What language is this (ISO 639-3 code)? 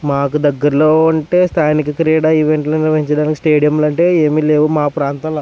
tel